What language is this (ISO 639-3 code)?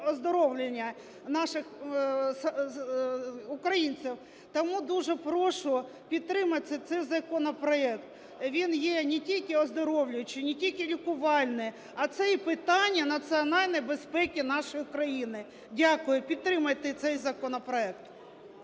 ukr